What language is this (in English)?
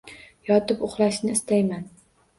Uzbek